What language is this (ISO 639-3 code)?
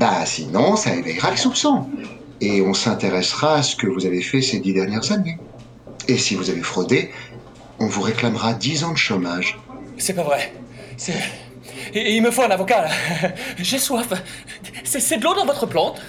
fra